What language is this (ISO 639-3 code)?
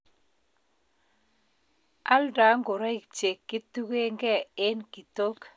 kln